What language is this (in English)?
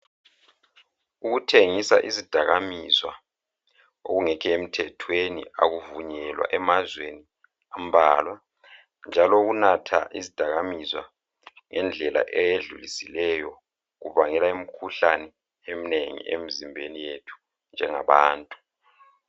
North Ndebele